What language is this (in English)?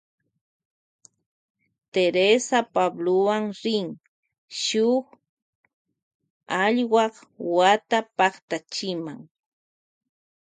Loja Highland Quichua